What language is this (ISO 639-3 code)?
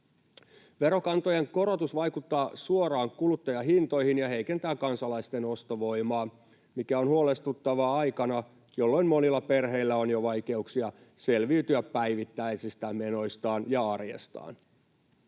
fin